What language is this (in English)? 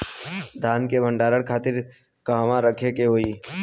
Bhojpuri